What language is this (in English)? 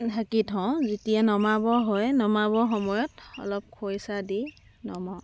Assamese